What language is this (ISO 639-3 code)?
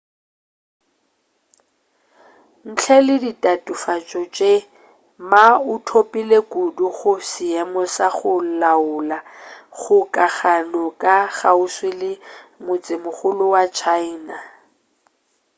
nso